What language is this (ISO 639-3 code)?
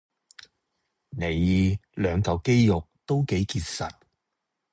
yue